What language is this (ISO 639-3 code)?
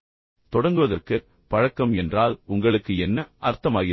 tam